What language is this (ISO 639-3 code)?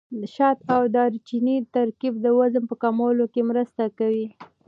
pus